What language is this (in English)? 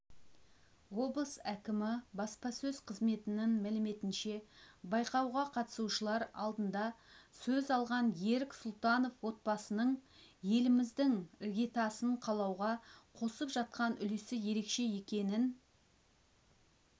Kazakh